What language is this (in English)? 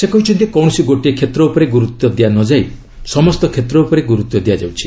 Odia